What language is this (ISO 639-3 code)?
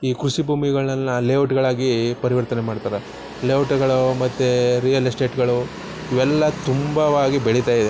kan